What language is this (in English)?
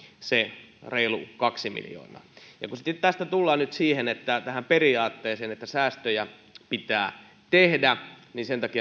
Finnish